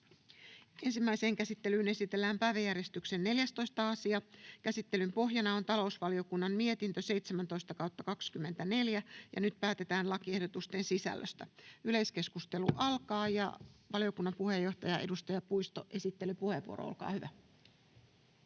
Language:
Finnish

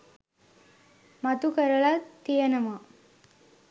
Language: Sinhala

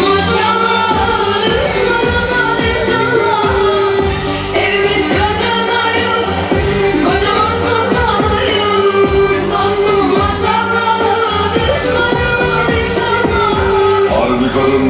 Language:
Turkish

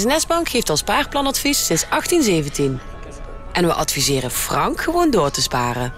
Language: Dutch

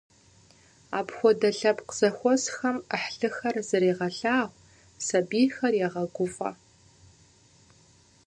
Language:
Kabardian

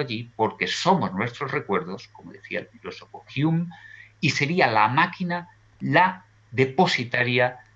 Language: Spanish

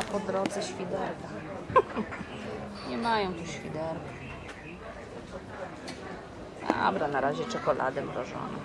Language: Polish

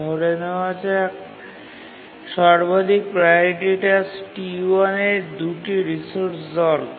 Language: Bangla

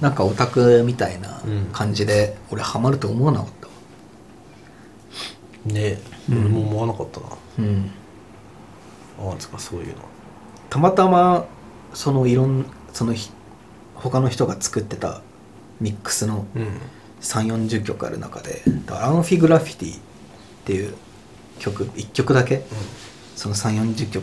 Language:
Japanese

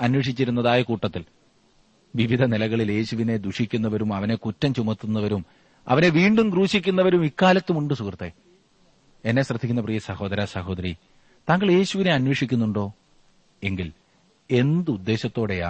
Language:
Malayalam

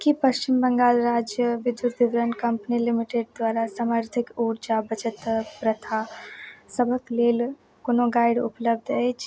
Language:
Maithili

